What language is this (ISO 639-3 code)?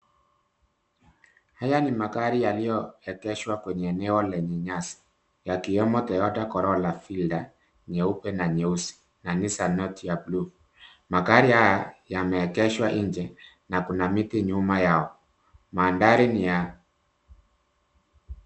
swa